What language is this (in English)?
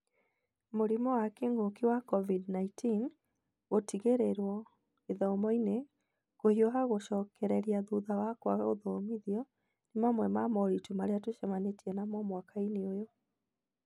Kikuyu